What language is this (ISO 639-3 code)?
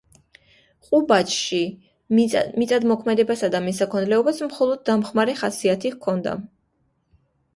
kat